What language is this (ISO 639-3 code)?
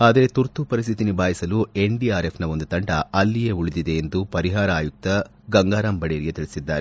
kan